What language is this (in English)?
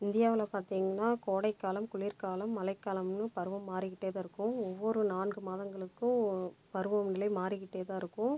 Tamil